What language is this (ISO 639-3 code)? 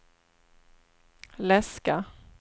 swe